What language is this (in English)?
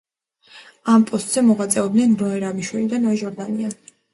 Georgian